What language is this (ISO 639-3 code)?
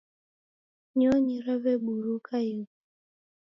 dav